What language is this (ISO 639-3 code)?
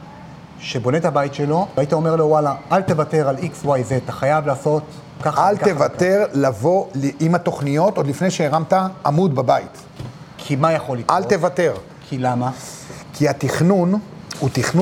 heb